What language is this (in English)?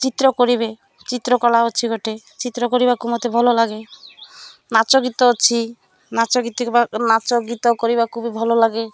Odia